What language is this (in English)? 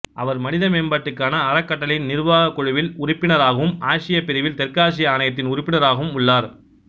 Tamil